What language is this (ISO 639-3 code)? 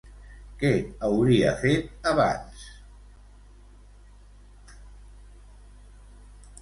cat